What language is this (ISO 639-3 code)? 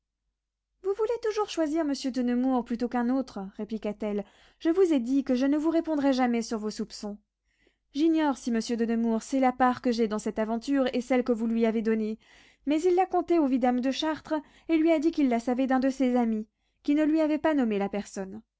fra